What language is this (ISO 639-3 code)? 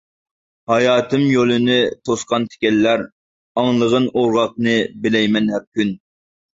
uig